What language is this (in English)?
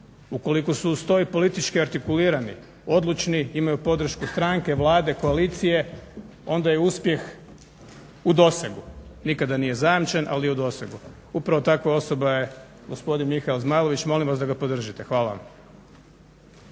Croatian